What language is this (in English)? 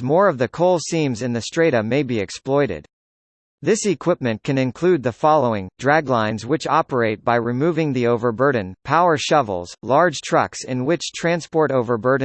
English